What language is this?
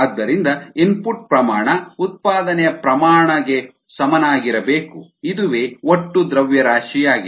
Kannada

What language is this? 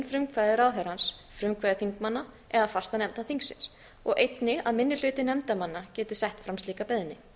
Icelandic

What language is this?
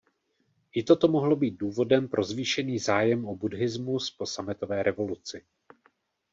Czech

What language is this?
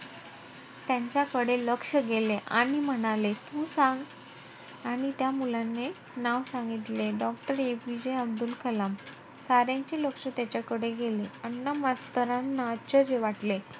Marathi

